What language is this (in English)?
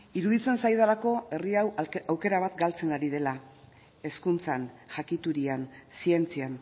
Basque